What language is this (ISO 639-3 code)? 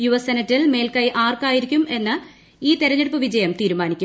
mal